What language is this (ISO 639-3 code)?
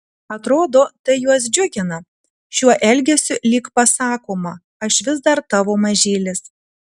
lit